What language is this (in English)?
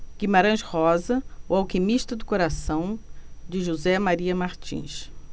Portuguese